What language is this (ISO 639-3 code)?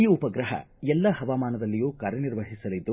kan